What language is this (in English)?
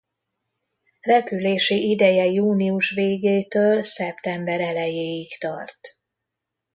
Hungarian